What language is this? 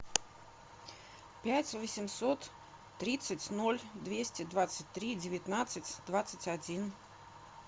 Russian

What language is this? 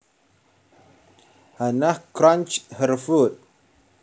Javanese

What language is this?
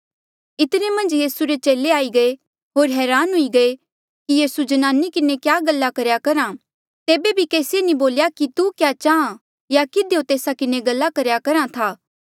Mandeali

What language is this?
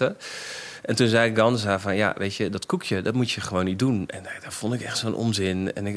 Dutch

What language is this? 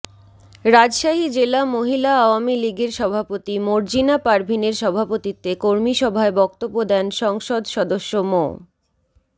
Bangla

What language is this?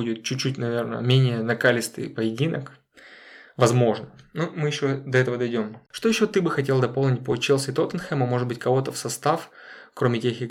Russian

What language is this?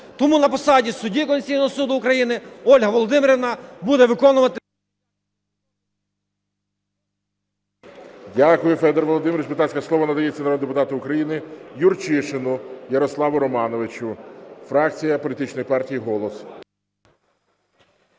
Ukrainian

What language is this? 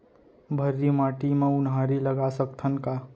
Chhattisgarhi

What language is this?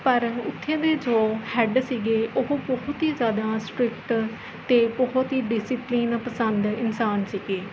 Punjabi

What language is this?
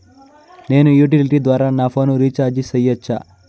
Telugu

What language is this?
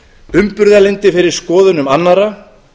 Icelandic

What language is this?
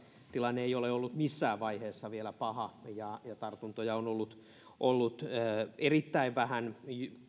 Finnish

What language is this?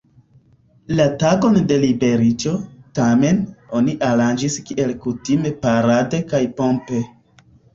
Esperanto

